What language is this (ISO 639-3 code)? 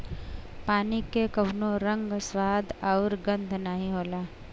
bho